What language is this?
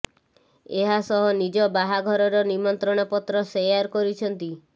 Odia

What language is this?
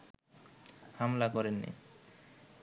Bangla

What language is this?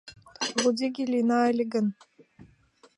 Mari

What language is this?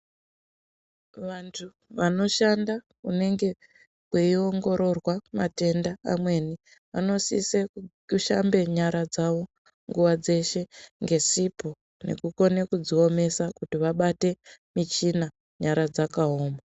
Ndau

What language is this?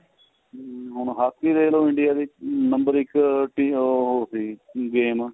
Punjabi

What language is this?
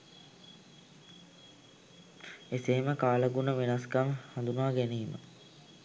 Sinhala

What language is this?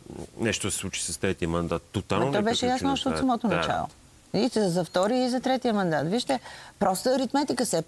Bulgarian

